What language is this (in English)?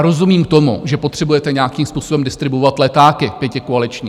Czech